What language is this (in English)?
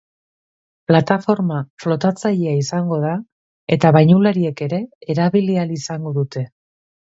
Basque